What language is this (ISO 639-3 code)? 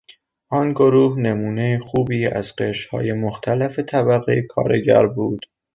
fas